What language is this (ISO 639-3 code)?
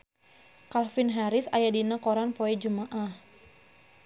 sun